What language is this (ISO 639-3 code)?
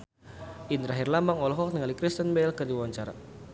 sun